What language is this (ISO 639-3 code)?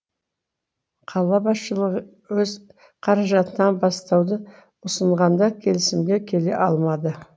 kaz